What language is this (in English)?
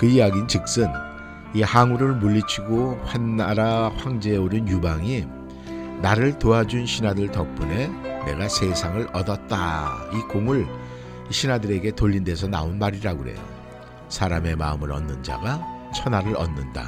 Korean